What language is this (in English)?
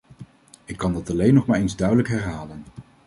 Dutch